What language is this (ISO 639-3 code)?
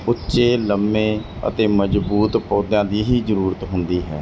pan